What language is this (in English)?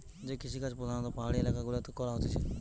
Bangla